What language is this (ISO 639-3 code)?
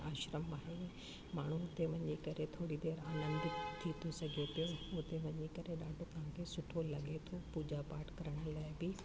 snd